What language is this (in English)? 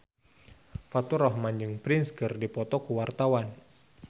Sundanese